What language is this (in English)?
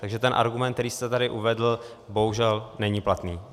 Czech